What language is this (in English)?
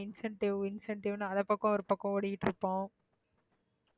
Tamil